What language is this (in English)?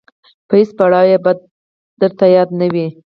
Pashto